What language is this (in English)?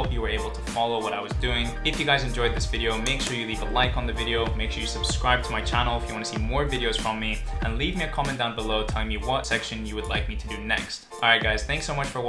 English